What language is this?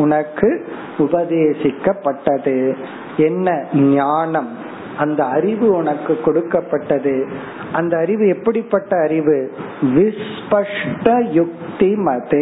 Tamil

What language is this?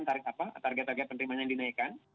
Indonesian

